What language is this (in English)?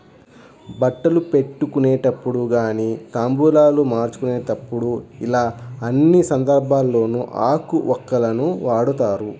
Telugu